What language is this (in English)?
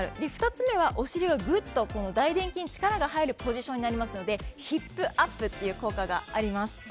Japanese